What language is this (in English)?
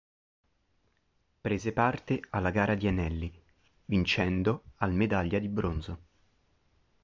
Italian